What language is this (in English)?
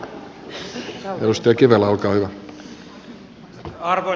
Finnish